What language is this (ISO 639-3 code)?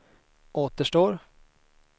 swe